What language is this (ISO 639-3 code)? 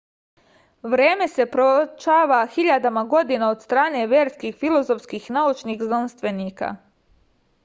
srp